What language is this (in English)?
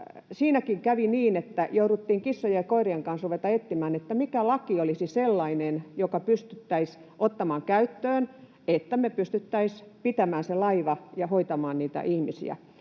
Finnish